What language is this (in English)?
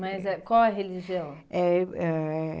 Portuguese